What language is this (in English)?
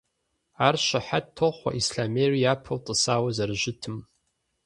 Kabardian